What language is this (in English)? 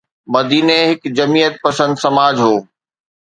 Sindhi